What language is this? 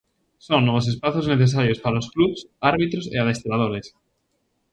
Galician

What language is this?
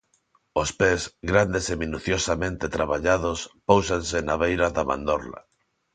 Galician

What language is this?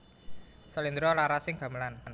Javanese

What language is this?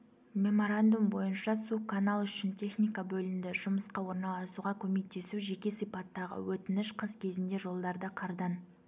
Kazakh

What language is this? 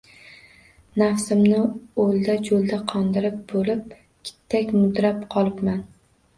Uzbek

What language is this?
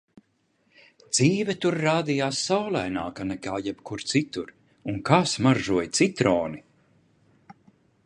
Latvian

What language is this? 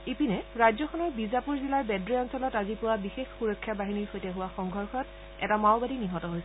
Assamese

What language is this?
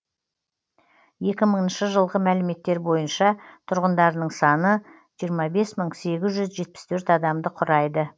Kazakh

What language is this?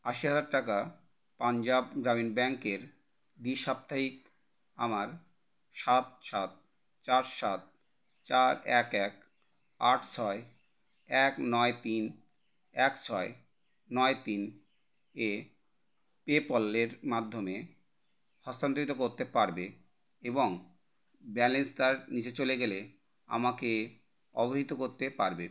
Bangla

